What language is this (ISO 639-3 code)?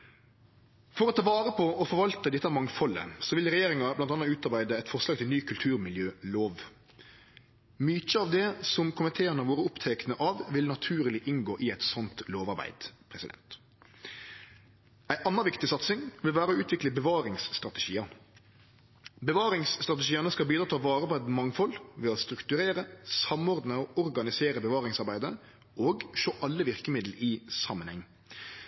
nno